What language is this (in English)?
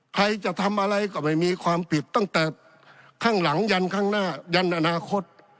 Thai